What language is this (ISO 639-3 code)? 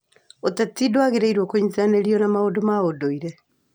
kik